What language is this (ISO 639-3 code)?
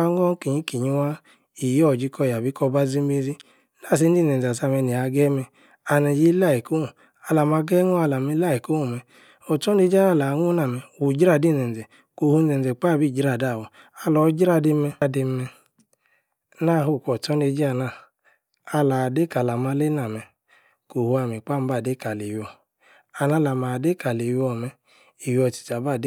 ekr